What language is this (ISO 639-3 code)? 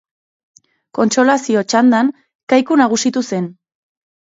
eus